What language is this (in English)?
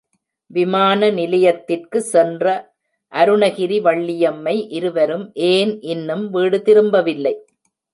Tamil